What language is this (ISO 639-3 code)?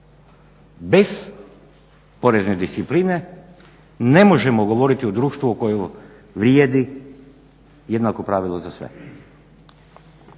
hrv